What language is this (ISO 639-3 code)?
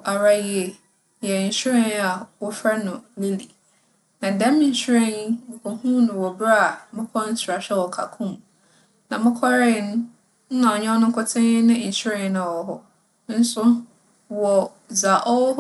aka